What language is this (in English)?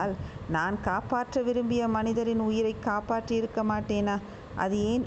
Tamil